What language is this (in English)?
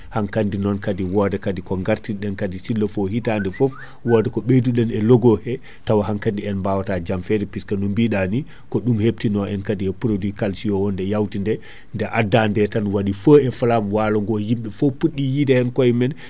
Fula